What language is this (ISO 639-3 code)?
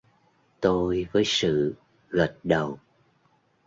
vie